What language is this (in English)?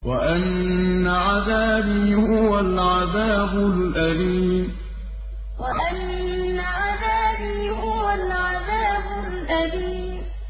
Arabic